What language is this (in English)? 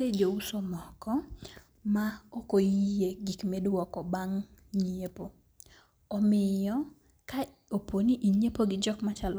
Luo (Kenya and Tanzania)